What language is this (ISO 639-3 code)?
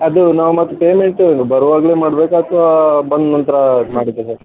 kan